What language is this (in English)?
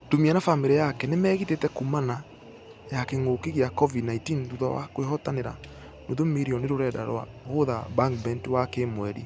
Kikuyu